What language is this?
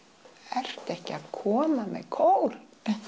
Icelandic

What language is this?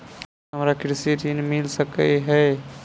Maithili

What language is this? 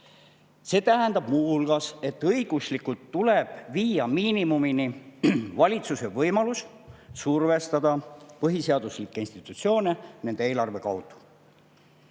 Estonian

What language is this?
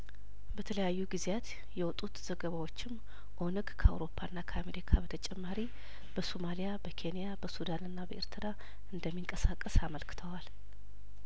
Amharic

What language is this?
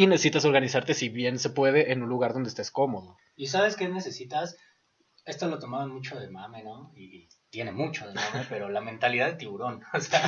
Spanish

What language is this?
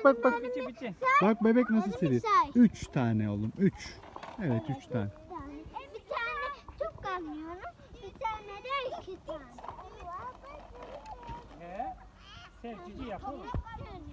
Turkish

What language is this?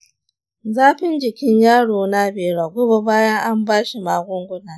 Hausa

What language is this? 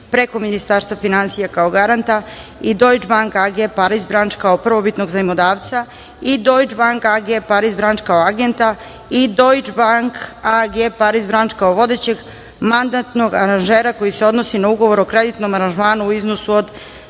Serbian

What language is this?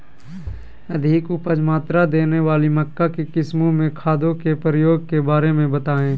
Magahi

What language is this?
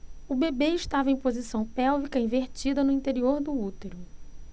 Portuguese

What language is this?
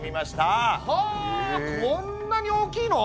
Japanese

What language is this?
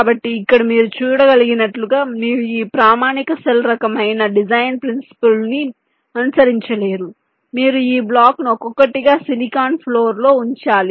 Telugu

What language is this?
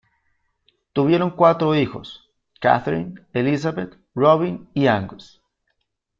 Spanish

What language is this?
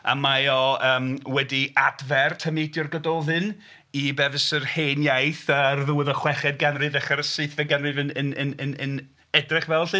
Welsh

